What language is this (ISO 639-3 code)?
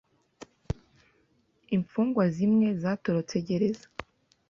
kin